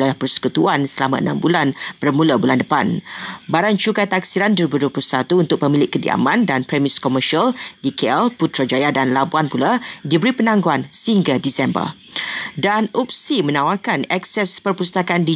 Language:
Malay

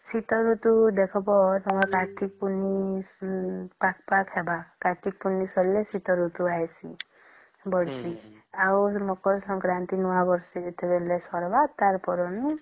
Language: Odia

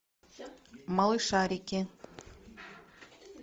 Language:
Russian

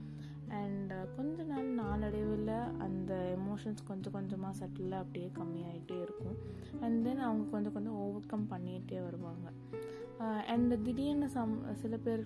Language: Tamil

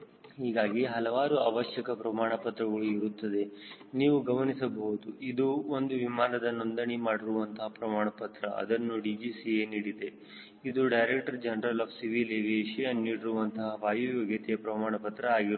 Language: Kannada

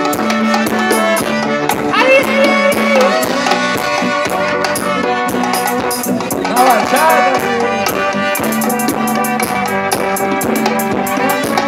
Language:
Arabic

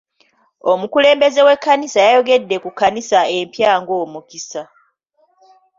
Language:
Ganda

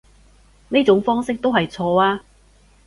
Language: Cantonese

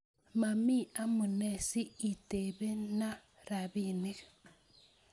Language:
Kalenjin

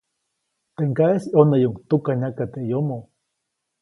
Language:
Copainalá Zoque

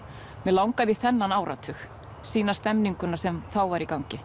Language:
Icelandic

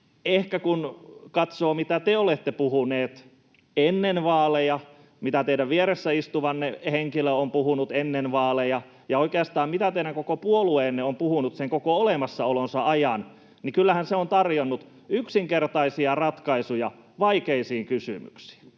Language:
Finnish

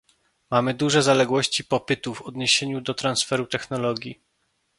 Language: Polish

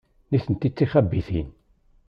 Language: Kabyle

